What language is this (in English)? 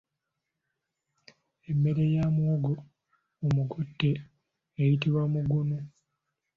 Ganda